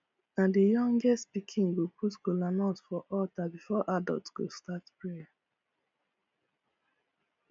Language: Nigerian Pidgin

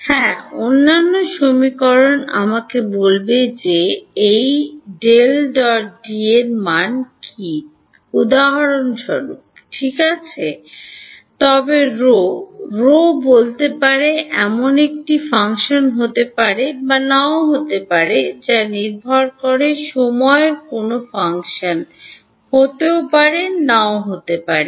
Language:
Bangla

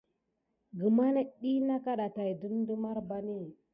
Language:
Gidar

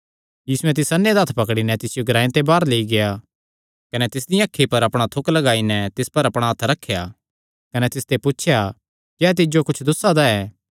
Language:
Kangri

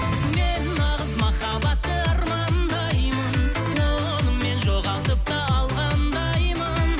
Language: Kazakh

